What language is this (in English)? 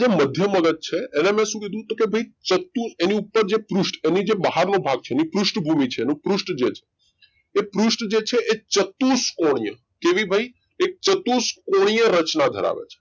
Gujarati